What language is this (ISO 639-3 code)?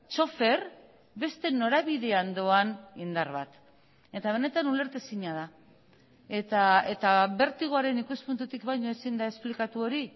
eus